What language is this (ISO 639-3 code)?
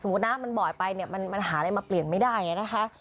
tha